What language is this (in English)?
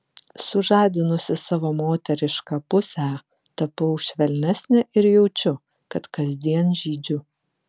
Lithuanian